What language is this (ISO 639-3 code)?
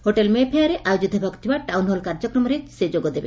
ori